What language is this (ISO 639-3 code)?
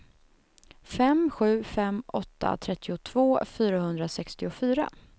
swe